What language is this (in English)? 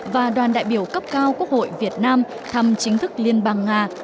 Vietnamese